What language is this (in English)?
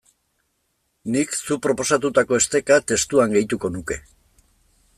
Basque